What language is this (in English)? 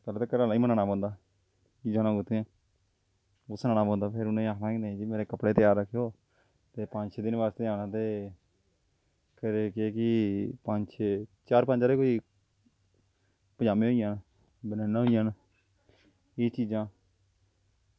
Dogri